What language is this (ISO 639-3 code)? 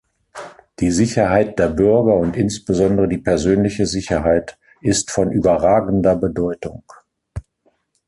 deu